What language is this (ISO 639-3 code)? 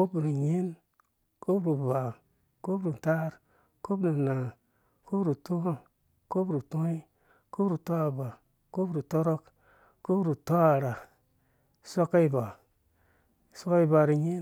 ldb